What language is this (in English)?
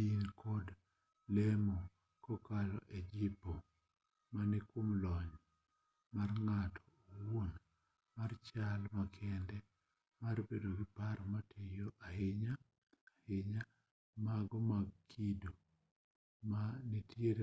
Luo (Kenya and Tanzania)